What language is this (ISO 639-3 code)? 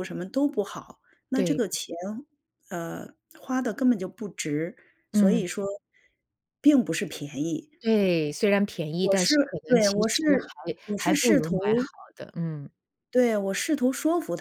zho